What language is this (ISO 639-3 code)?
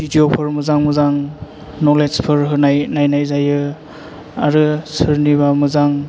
brx